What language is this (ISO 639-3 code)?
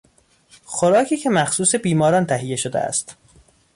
fas